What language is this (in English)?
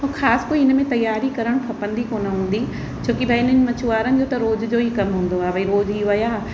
Sindhi